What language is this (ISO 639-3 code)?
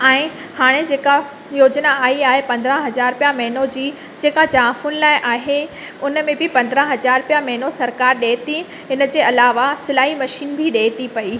snd